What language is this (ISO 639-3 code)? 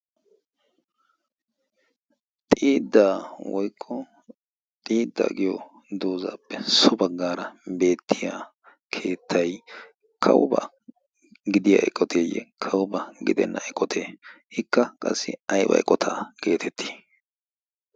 wal